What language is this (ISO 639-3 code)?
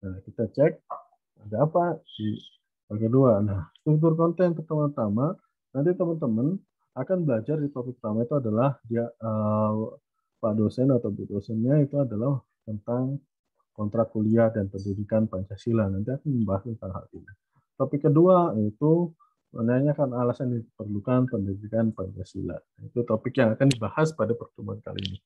ind